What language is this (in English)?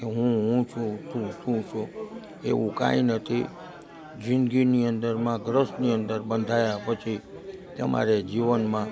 Gujarati